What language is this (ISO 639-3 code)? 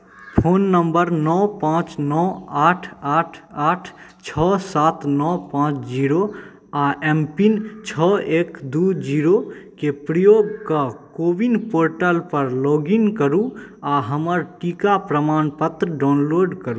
mai